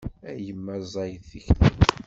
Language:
Kabyle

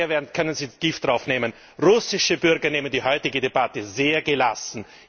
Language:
German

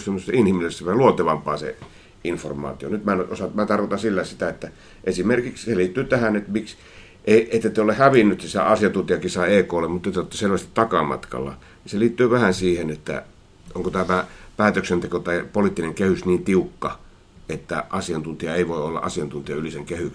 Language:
Finnish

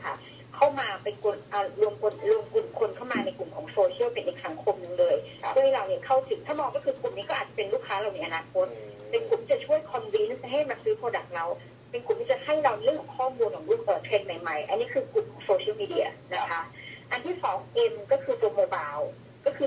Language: Thai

